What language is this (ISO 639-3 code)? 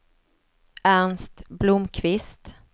swe